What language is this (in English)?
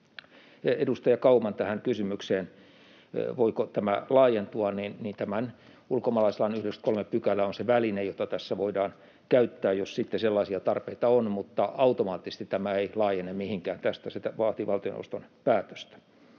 Finnish